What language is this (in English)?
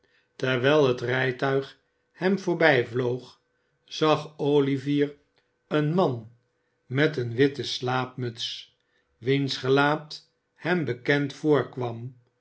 Dutch